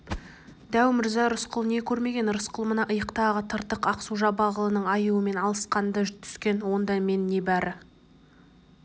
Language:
Kazakh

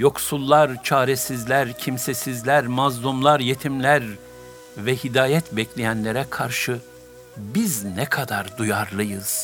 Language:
Turkish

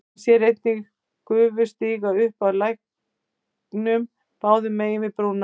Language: Icelandic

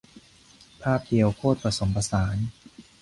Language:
Thai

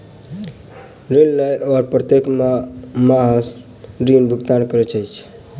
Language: Maithili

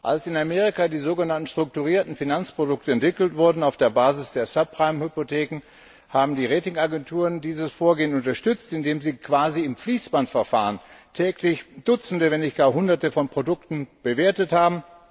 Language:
German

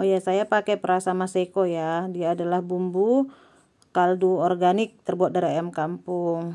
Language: Indonesian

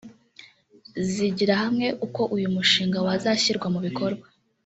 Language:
Kinyarwanda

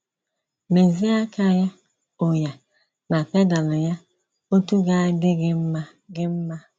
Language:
Igbo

